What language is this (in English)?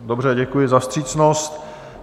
Czech